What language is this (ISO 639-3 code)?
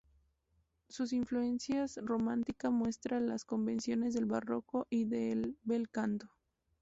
spa